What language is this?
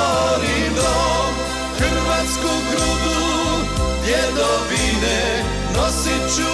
Romanian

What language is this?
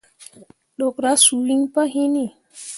Mundang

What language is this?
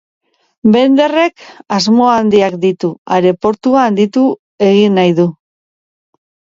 Basque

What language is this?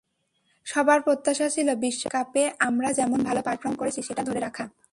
Bangla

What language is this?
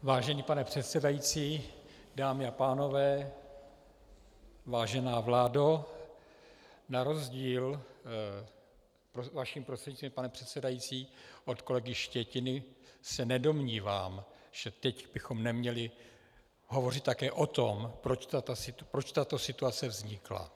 Czech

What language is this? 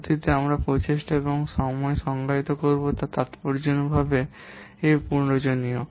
Bangla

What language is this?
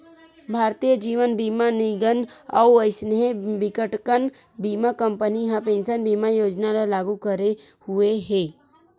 Chhattisgarhi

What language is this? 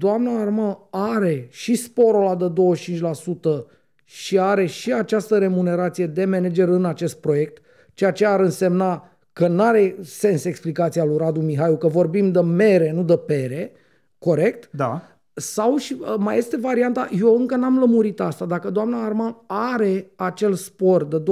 Romanian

